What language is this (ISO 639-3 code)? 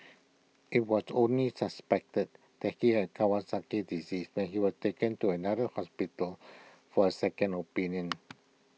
eng